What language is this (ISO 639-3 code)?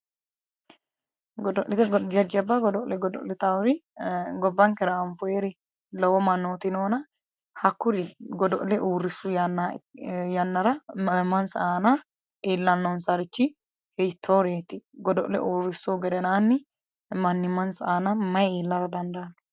sid